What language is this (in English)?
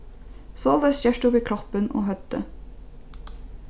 Faroese